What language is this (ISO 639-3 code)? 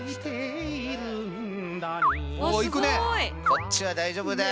jpn